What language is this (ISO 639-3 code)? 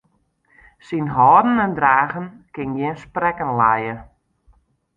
fry